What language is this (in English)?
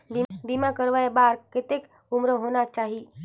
Chhattisgarhi